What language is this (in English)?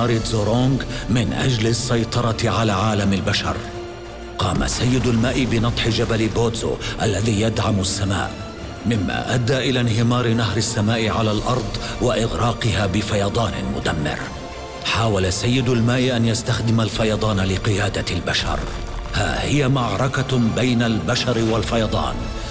Arabic